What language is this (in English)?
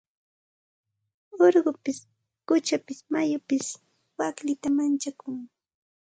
Santa Ana de Tusi Pasco Quechua